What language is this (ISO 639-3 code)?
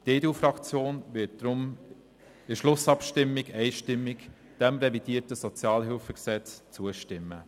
gsw